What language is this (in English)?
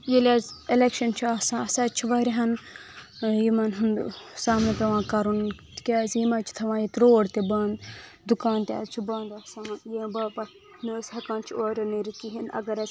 Kashmiri